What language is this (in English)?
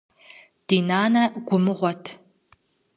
Kabardian